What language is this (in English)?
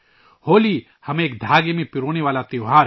Urdu